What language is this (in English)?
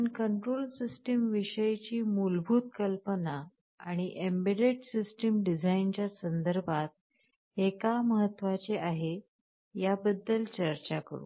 Marathi